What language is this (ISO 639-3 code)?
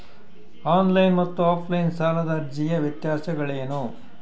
kan